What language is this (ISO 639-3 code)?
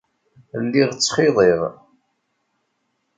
kab